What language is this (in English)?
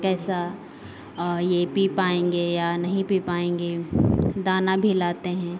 Hindi